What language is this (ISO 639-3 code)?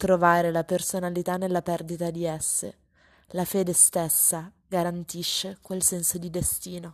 ita